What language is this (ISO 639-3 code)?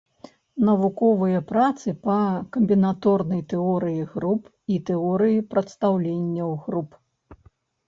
bel